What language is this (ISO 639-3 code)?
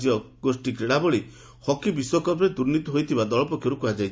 ori